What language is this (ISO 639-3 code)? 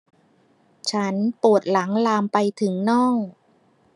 tha